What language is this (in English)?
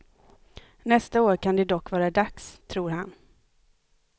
Swedish